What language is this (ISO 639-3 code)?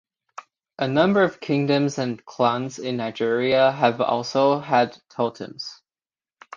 eng